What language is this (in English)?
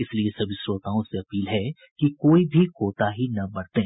Hindi